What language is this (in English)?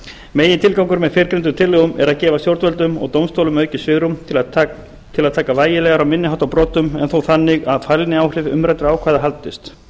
Icelandic